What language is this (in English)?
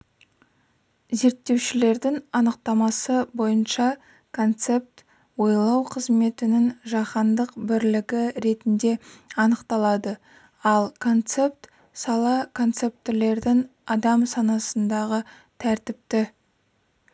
Kazakh